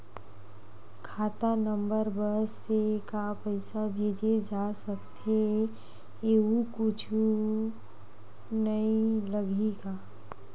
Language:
Chhattisgarhi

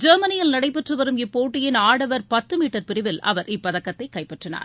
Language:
Tamil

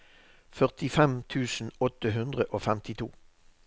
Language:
Norwegian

